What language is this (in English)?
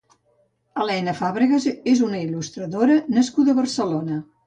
Catalan